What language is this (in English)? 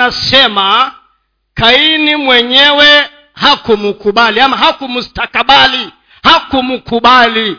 Swahili